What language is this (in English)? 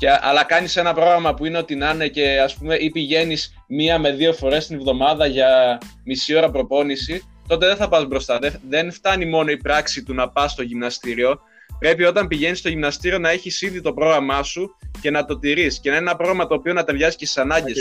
Greek